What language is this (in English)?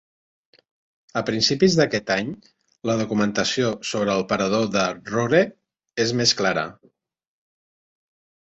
Catalan